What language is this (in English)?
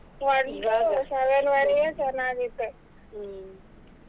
Kannada